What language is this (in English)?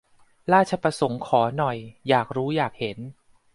Thai